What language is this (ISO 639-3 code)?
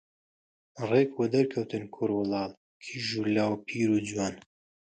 ckb